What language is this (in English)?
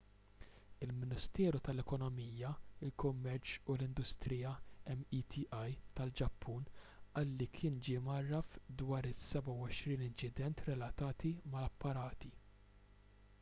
Maltese